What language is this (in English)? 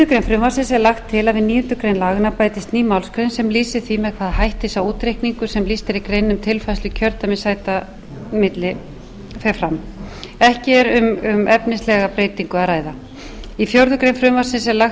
Icelandic